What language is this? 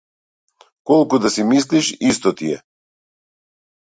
Macedonian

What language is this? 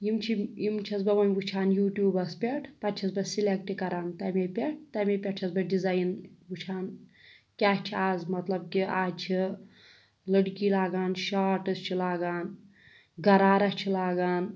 Kashmiri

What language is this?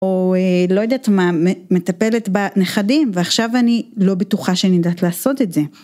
Hebrew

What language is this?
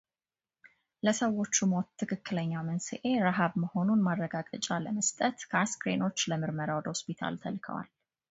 Amharic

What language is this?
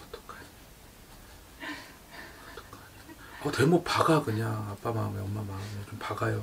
Korean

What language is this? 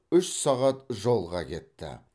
Kazakh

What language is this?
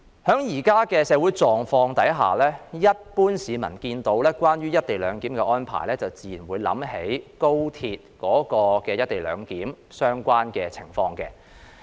Cantonese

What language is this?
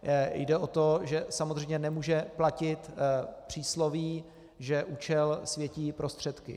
Czech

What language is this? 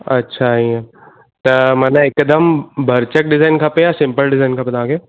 Sindhi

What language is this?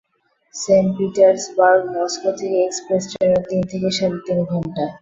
Bangla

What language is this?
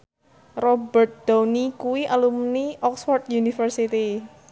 Javanese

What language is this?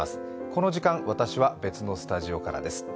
Japanese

